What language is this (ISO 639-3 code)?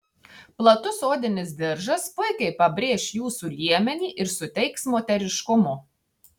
lit